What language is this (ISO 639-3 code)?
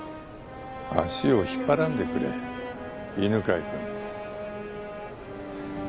jpn